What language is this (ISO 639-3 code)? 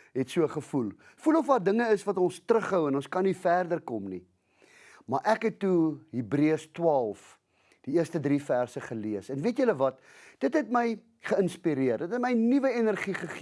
nld